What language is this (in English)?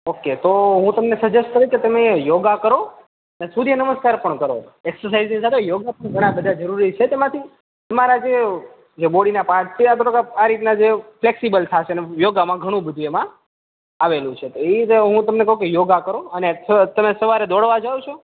Gujarati